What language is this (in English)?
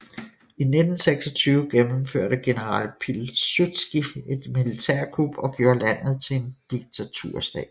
Danish